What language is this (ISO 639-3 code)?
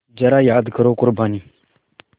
hin